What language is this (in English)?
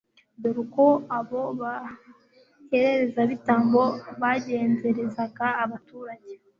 Kinyarwanda